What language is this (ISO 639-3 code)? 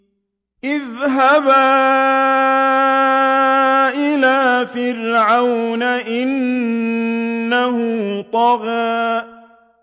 ara